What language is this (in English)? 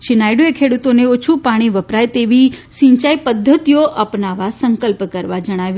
Gujarati